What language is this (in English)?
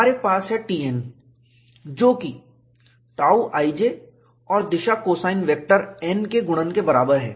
Hindi